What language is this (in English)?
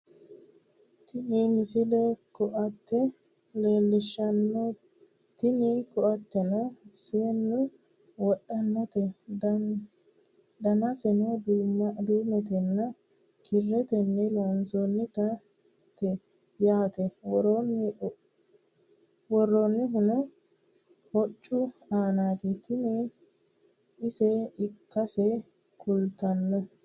Sidamo